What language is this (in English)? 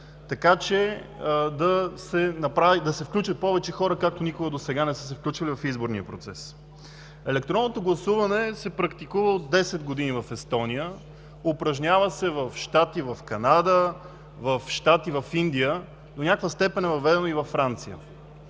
Bulgarian